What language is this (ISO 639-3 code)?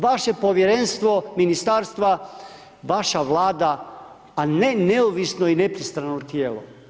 hrv